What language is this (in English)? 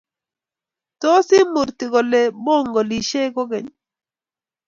Kalenjin